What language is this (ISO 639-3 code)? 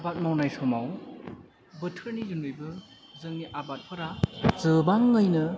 brx